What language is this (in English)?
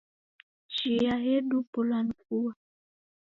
Taita